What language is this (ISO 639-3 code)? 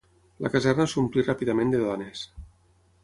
cat